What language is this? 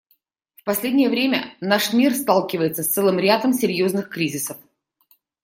Russian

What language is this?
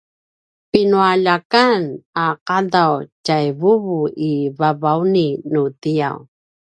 Paiwan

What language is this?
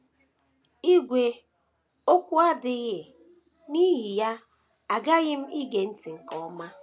Igbo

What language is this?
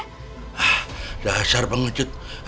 Indonesian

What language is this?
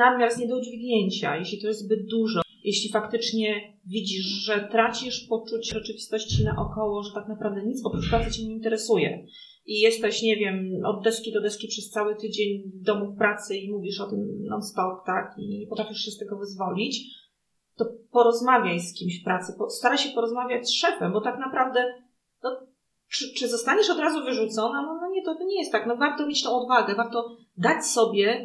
Polish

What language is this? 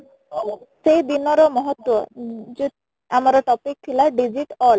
Odia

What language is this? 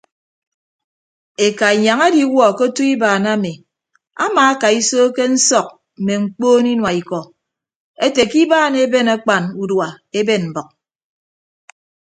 Ibibio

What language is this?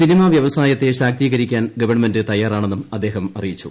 Malayalam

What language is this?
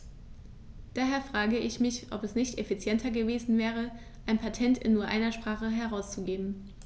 German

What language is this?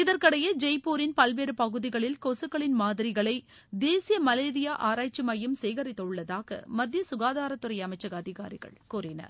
Tamil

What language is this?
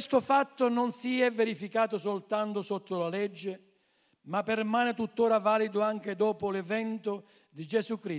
Italian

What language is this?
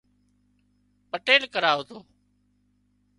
Wadiyara Koli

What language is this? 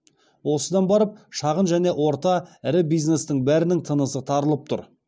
Kazakh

